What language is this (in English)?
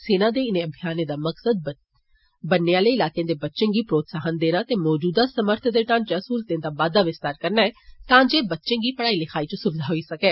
Dogri